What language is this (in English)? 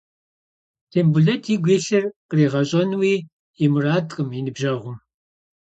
Kabardian